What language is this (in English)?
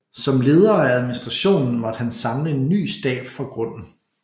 Danish